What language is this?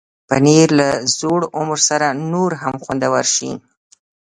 Pashto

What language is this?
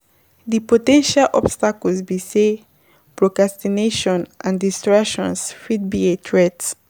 Nigerian Pidgin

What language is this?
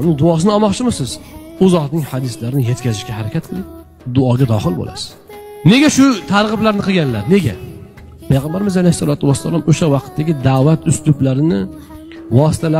Turkish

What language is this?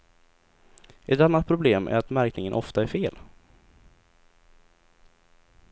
Swedish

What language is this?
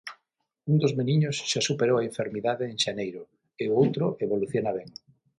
Galician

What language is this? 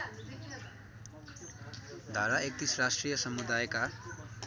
Nepali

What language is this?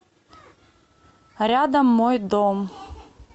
Russian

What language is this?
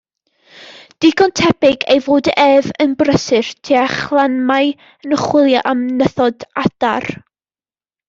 Welsh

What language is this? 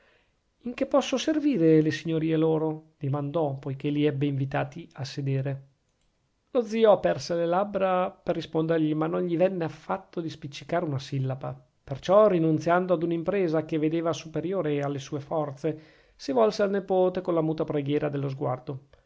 Italian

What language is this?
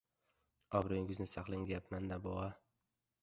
Uzbek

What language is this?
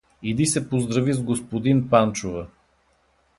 Bulgarian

